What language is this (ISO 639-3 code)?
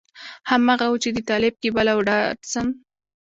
pus